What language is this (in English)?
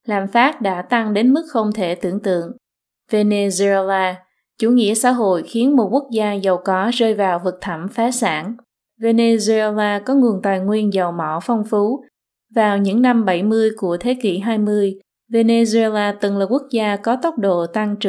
Vietnamese